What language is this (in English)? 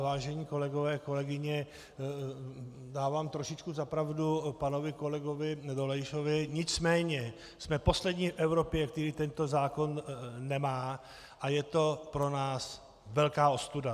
Czech